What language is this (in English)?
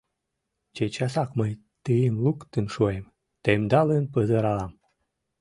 Mari